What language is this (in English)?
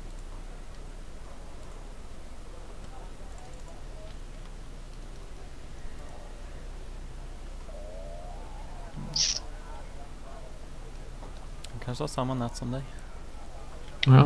Swedish